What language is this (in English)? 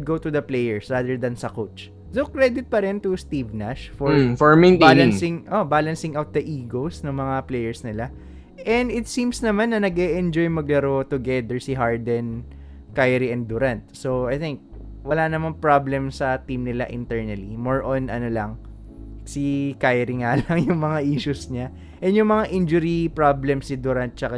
Filipino